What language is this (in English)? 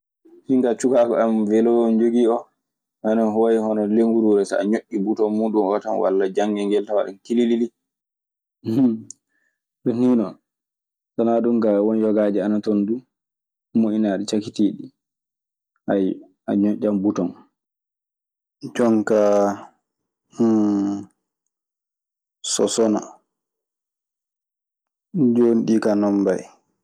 Maasina Fulfulde